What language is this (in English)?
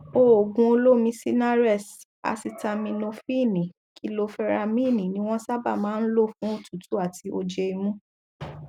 Yoruba